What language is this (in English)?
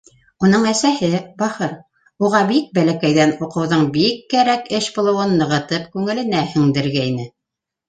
Bashkir